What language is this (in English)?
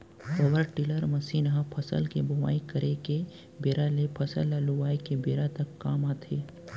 Chhattisgarhi